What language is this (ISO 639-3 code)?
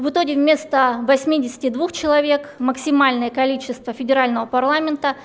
rus